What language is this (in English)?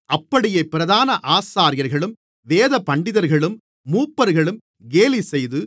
Tamil